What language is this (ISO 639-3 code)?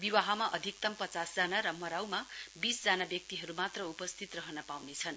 nep